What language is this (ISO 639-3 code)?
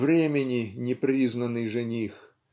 rus